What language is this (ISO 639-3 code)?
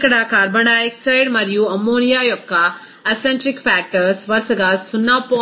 tel